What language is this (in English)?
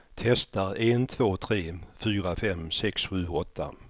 Swedish